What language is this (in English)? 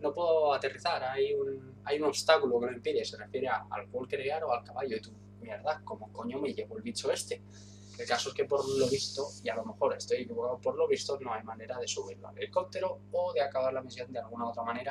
Spanish